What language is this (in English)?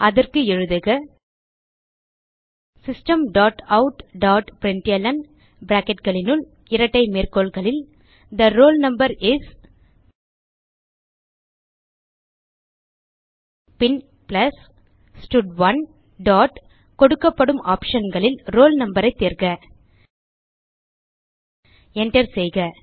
Tamil